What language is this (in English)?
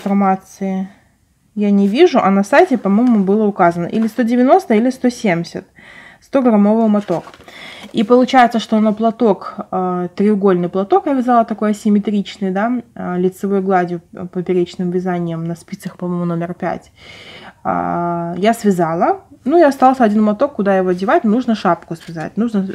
Russian